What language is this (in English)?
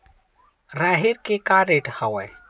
Chhattisgarhi